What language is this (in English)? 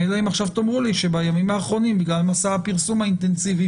Hebrew